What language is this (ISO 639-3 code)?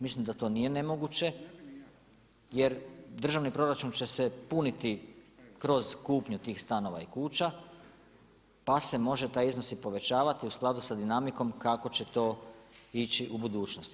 hrv